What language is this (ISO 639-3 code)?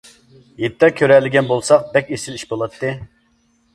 uig